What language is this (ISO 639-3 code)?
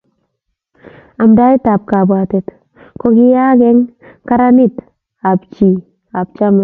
kln